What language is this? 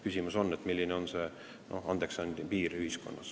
Estonian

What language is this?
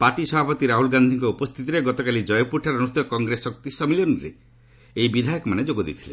Odia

